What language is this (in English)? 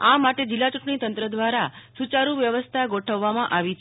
Gujarati